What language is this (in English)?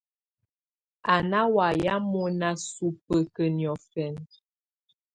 Tunen